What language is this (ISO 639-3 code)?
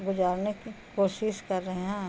urd